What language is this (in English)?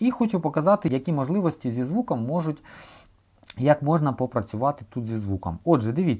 Ukrainian